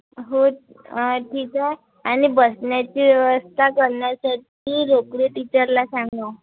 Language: Marathi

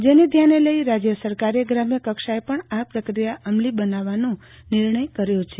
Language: Gujarati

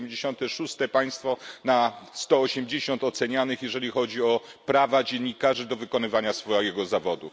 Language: Polish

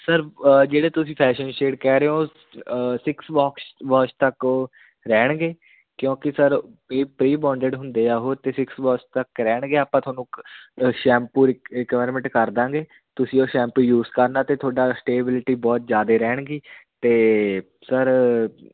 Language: Punjabi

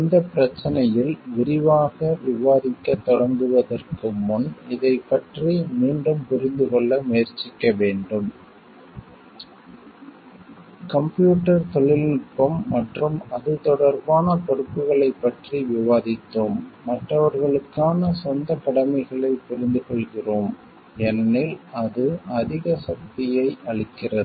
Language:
Tamil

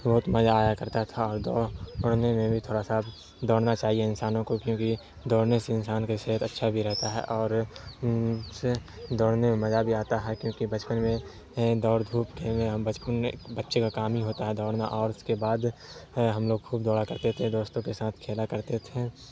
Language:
Urdu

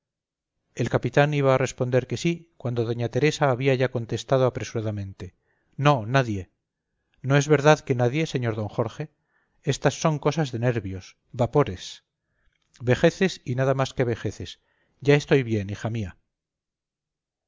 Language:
Spanish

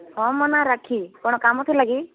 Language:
Odia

